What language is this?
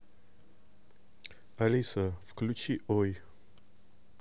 Russian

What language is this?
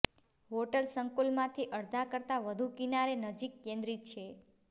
Gujarati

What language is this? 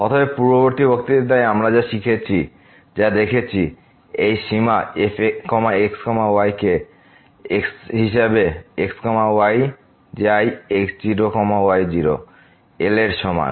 Bangla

